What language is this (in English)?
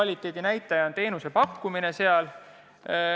Estonian